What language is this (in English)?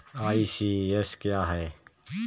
Hindi